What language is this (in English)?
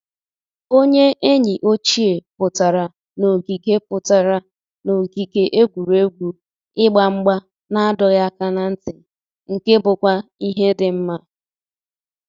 Igbo